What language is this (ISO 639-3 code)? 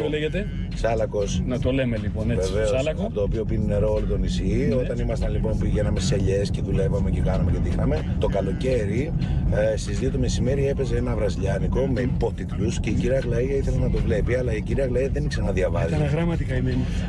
ell